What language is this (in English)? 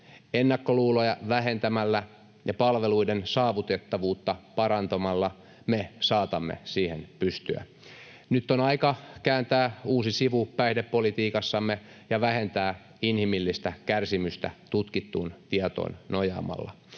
Finnish